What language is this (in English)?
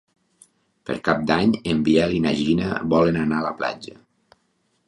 Catalan